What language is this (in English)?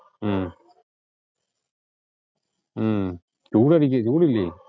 Malayalam